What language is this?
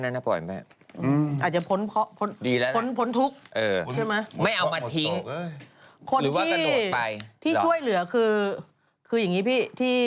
Thai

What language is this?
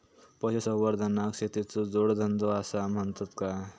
Marathi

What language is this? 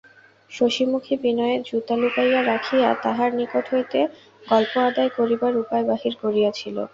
Bangla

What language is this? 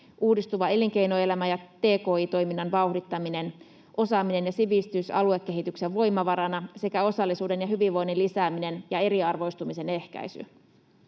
Finnish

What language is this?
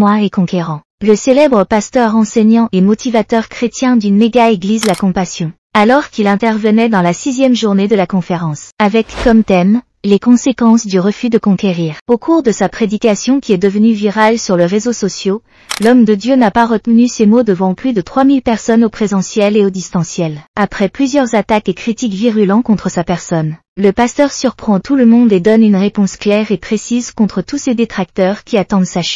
French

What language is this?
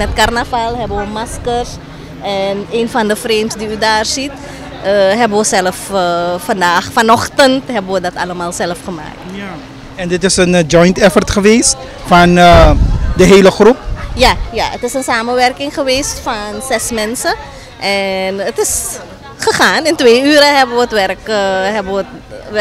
Dutch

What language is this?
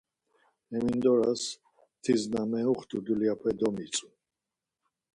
Laz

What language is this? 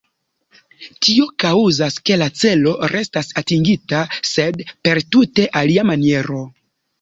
Esperanto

